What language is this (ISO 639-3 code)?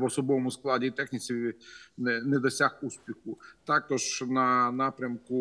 ukr